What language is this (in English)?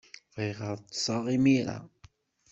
Kabyle